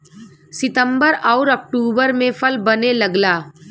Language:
Bhojpuri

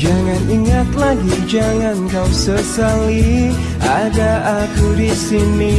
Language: Indonesian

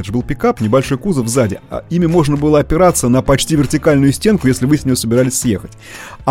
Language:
Russian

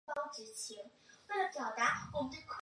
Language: Chinese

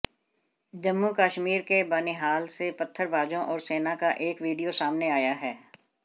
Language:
Hindi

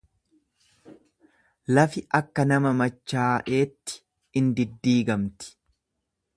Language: Oromo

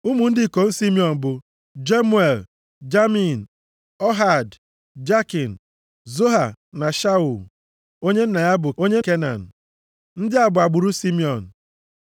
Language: Igbo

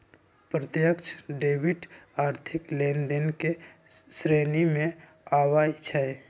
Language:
Magahi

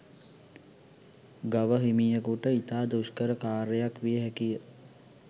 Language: Sinhala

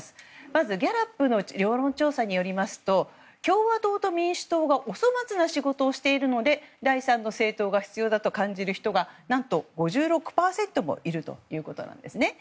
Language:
Japanese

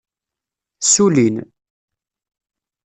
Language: Kabyle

